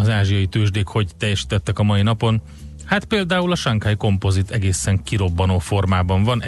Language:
Hungarian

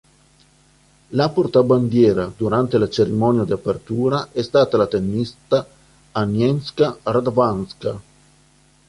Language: Italian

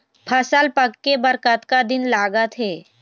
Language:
Chhattisgarhi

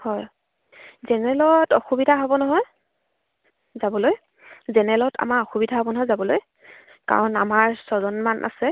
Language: Assamese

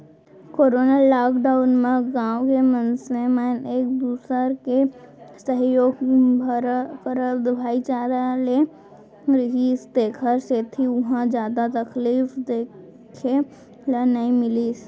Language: Chhattisgarhi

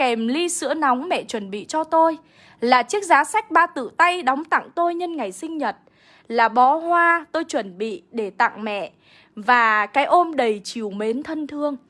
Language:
Vietnamese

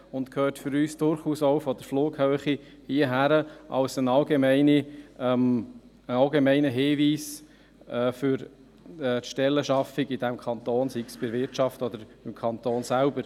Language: Swiss German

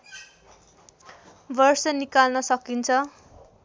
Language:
Nepali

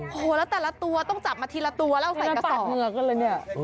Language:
Thai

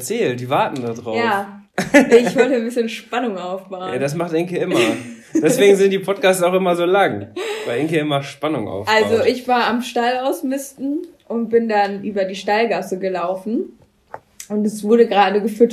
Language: German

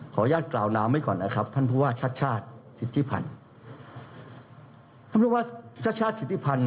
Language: Thai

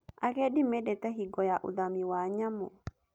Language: Kikuyu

